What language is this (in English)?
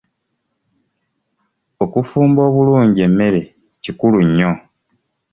Ganda